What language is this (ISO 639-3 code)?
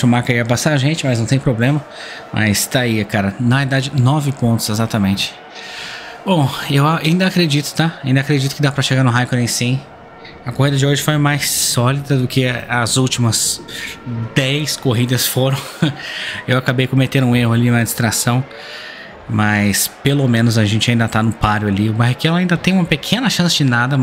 por